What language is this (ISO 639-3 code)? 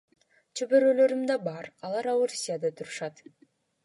kir